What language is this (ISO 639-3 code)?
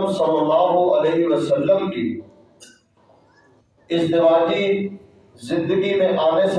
urd